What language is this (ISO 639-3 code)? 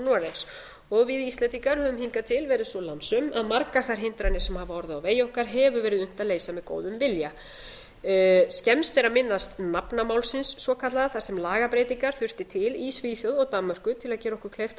isl